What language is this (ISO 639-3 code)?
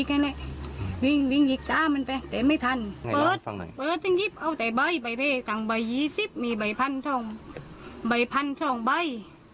tha